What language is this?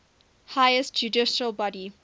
English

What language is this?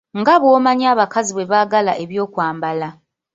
Ganda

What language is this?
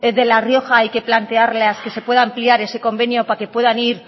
Spanish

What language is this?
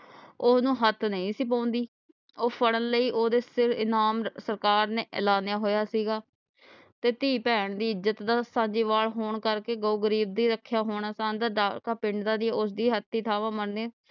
Punjabi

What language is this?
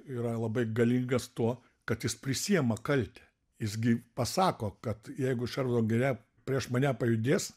Lithuanian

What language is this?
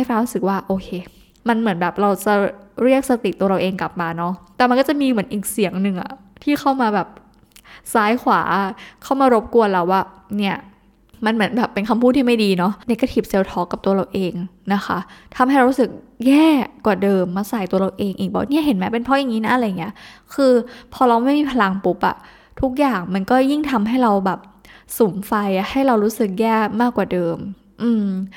Thai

